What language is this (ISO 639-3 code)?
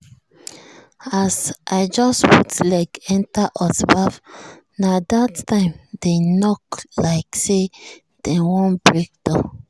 pcm